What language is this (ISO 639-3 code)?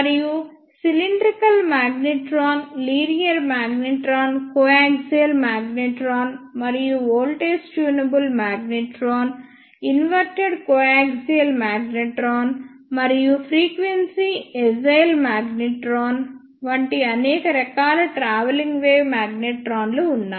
tel